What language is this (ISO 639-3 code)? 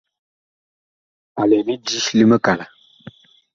bkh